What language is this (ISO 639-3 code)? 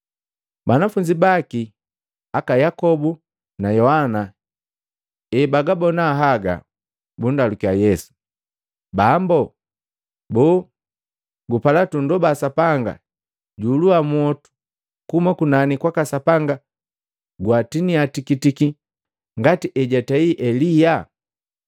mgv